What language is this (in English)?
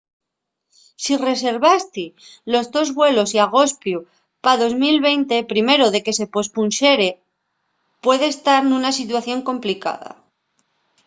Asturian